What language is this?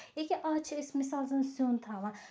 Kashmiri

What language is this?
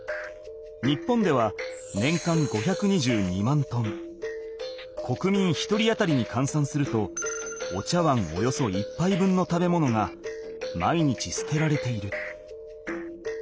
Japanese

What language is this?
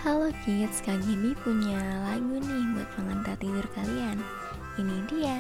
Indonesian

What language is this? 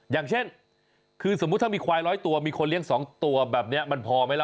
Thai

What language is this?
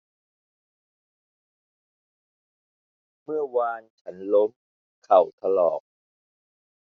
Thai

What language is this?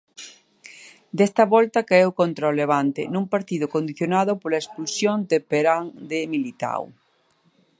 Galician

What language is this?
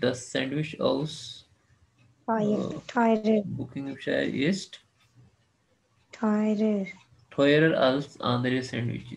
Hindi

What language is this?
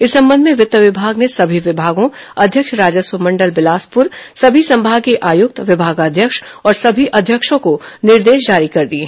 Hindi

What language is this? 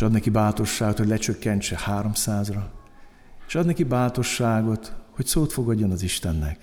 Hungarian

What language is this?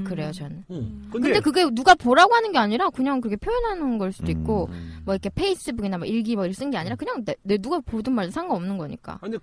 Korean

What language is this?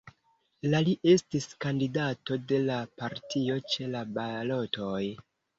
Esperanto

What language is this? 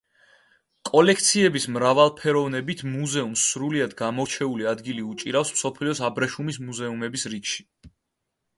Georgian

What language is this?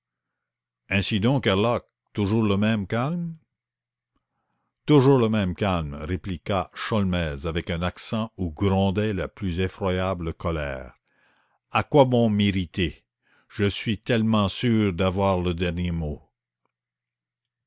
French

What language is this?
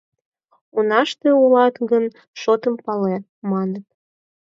Mari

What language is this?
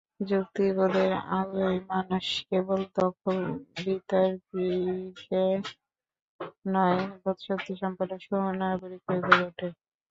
Bangla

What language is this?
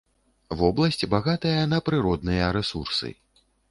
Belarusian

